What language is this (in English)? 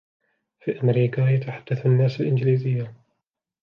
Arabic